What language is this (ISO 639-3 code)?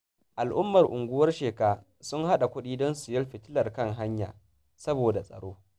hau